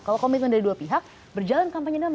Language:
Indonesian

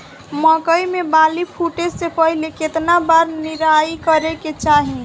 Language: Bhojpuri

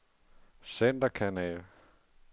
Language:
Danish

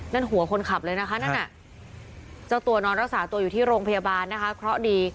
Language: Thai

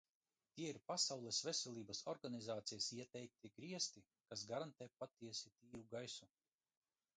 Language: Latvian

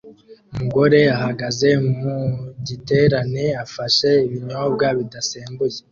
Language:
Kinyarwanda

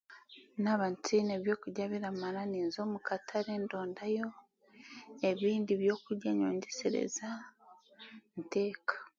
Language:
Chiga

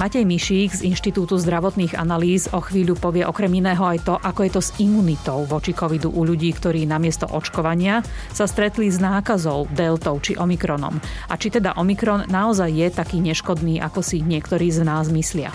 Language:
Slovak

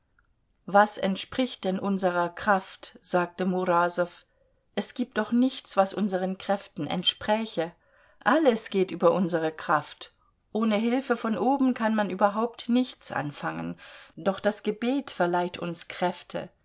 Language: German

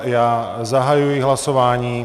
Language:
Czech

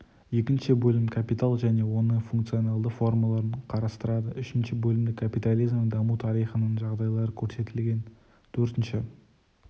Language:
Kazakh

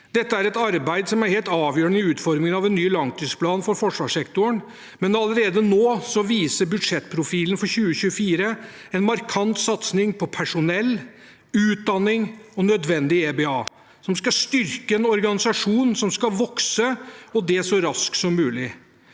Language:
Norwegian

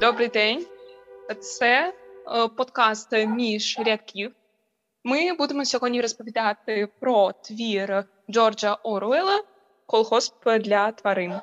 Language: Ukrainian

